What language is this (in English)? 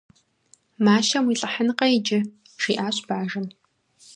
Kabardian